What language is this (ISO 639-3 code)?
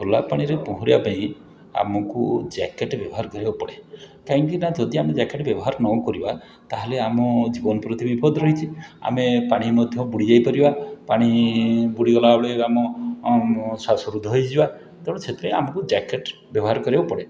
ori